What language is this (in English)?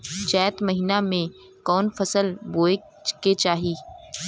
Bhojpuri